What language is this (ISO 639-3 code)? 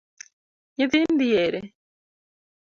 luo